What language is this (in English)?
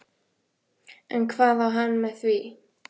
Icelandic